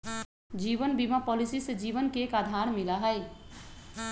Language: Magahi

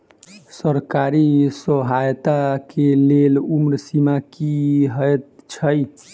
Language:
Maithili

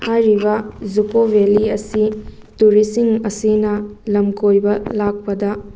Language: Manipuri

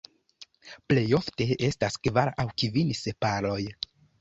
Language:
Esperanto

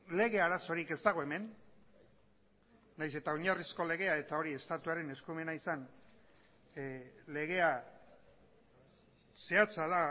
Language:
Basque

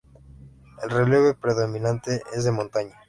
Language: Spanish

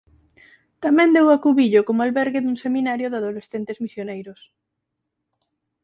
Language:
Galician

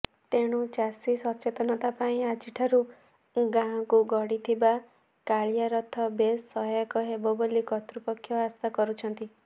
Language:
Odia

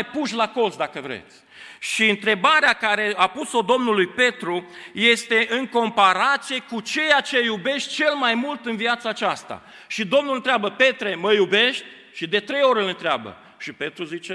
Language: Romanian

